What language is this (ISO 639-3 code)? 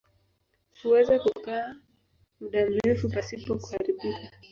swa